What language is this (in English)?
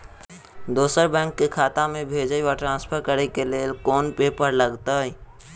Maithili